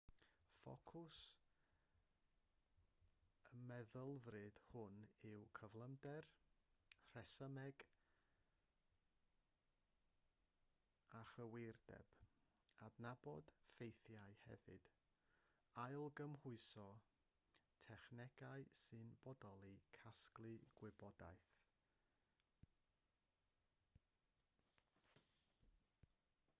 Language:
Welsh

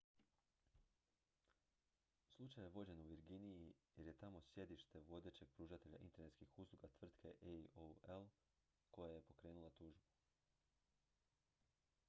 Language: Croatian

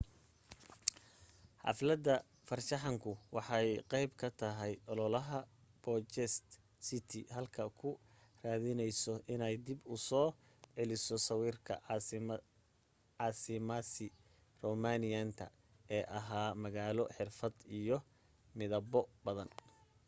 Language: Somali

